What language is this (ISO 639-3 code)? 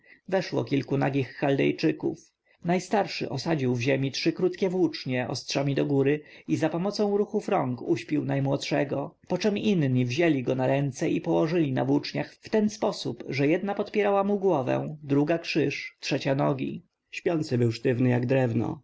pol